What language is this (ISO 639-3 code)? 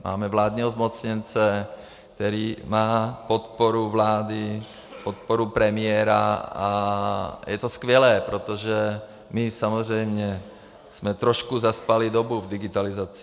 ces